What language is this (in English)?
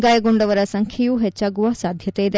Kannada